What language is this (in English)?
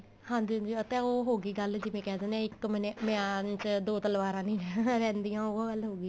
Punjabi